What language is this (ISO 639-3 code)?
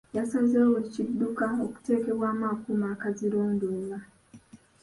lug